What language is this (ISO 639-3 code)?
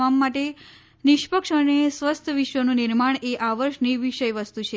guj